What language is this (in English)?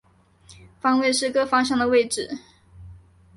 Chinese